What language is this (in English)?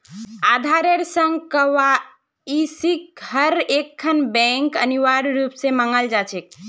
Magahi